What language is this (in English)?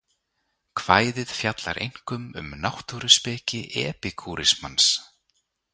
Icelandic